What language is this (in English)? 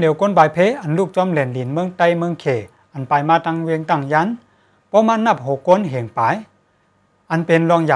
Thai